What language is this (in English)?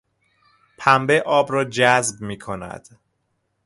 Persian